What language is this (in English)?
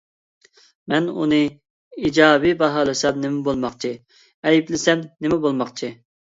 Uyghur